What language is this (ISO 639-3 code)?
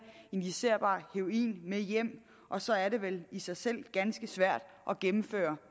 dan